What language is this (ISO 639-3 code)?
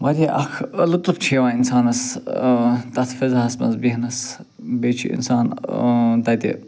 kas